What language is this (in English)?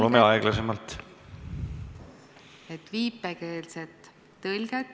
Estonian